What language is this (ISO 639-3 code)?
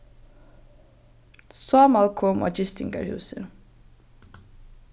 fao